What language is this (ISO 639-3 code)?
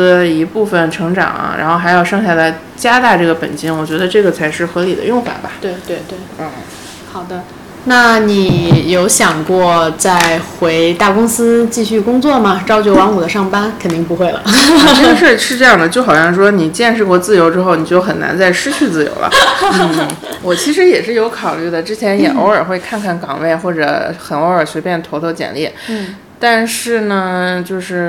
zho